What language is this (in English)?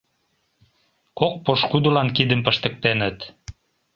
Mari